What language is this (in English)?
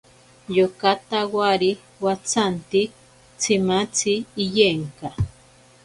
Ashéninka Perené